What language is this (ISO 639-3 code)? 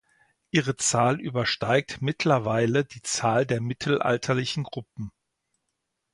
deu